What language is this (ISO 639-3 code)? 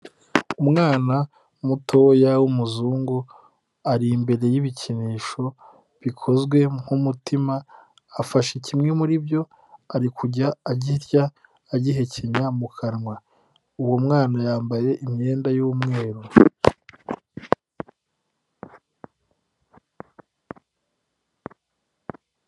kin